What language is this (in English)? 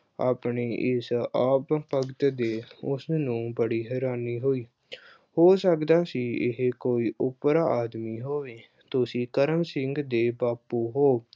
Punjabi